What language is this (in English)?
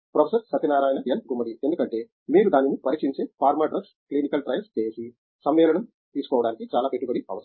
Telugu